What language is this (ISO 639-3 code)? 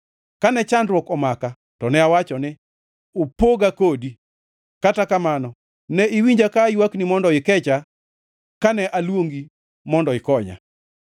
luo